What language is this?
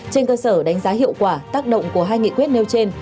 Vietnamese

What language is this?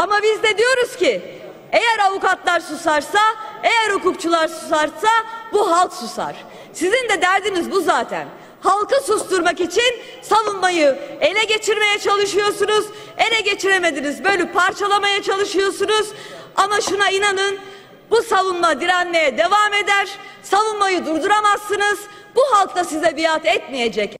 Turkish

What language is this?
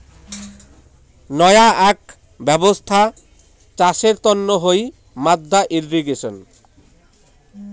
Bangla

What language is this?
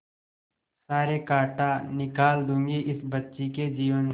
Hindi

